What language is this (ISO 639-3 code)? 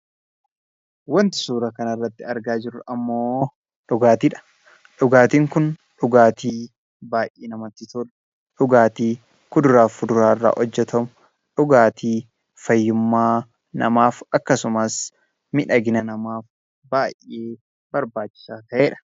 orm